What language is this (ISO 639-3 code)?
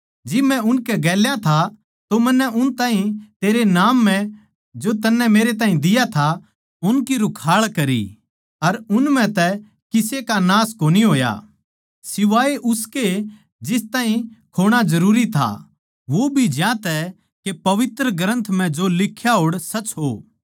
bgc